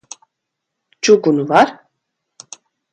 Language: Latvian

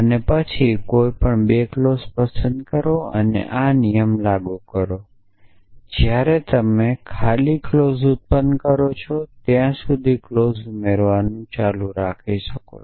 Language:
Gujarati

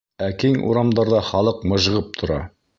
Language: Bashkir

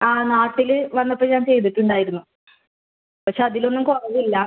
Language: Malayalam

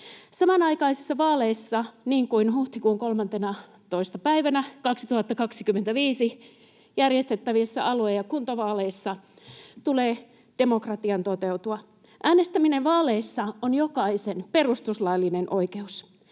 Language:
Finnish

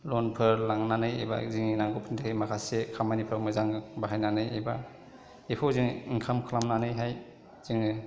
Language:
Bodo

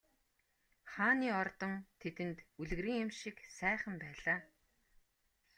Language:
Mongolian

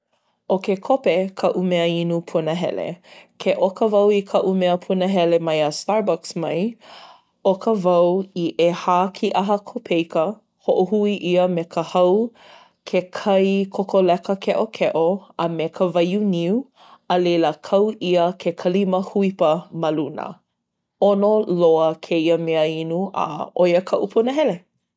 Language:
Hawaiian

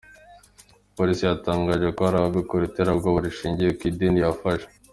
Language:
Kinyarwanda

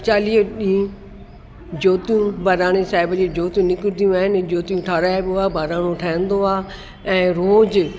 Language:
Sindhi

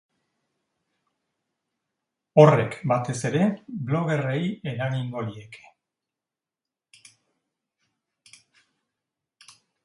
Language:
Basque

